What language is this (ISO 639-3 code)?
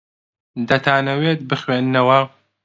ckb